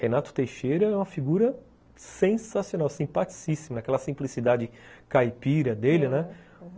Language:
Portuguese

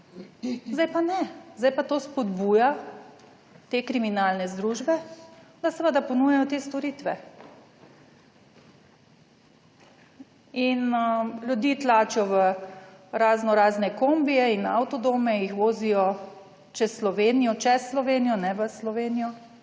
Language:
Slovenian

